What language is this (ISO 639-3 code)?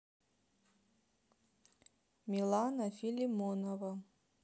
rus